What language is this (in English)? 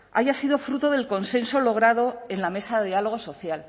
Spanish